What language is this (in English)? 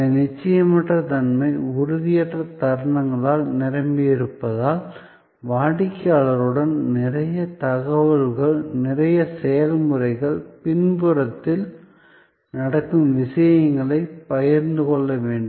Tamil